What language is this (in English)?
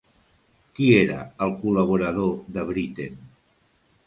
Catalan